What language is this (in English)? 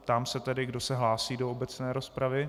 Czech